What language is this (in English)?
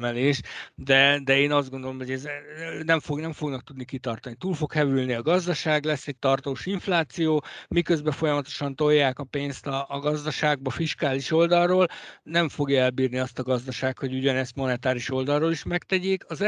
Hungarian